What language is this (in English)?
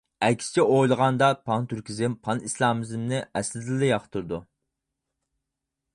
Uyghur